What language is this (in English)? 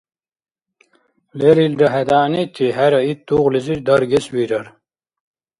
Dargwa